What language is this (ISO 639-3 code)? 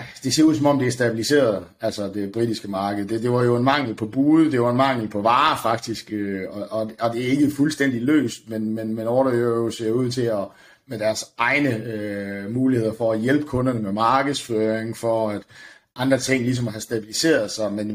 dan